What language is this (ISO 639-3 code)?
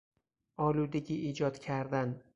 fas